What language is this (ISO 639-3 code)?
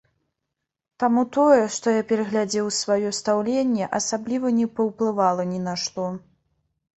bel